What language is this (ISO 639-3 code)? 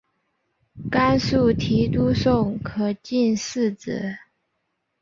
zho